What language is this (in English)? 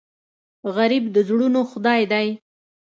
Pashto